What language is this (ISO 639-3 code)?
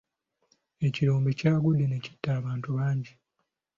lug